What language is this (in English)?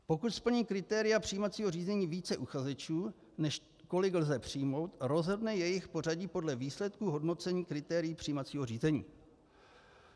Czech